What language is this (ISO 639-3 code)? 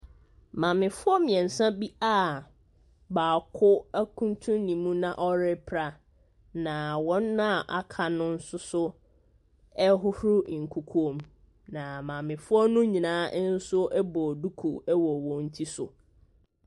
aka